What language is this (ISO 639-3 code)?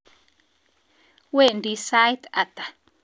kln